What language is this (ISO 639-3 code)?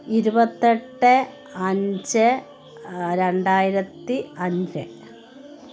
mal